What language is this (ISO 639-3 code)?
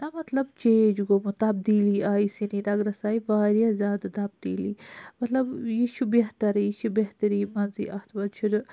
kas